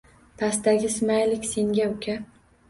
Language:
Uzbek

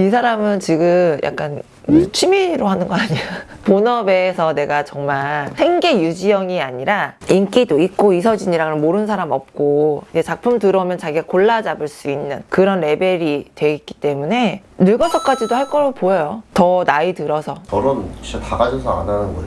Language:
Korean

